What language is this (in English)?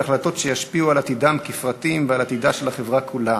Hebrew